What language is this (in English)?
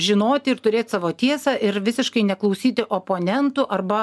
Lithuanian